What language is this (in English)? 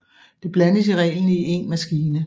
Danish